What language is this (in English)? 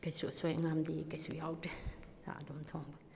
Manipuri